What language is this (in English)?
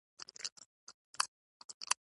Pashto